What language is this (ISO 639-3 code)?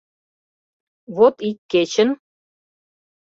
chm